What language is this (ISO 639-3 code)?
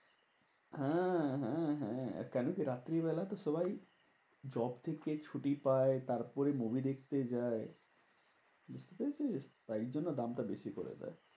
ben